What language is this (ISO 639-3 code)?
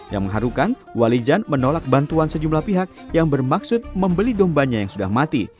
ind